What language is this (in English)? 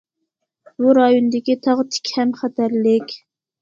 Uyghur